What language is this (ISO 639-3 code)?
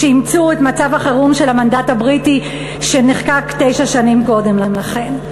heb